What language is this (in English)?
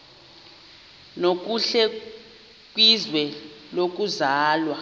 Xhosa